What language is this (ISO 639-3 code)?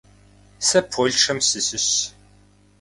kbd